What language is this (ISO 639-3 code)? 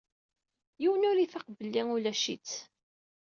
kab